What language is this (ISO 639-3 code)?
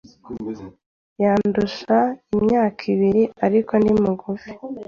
kin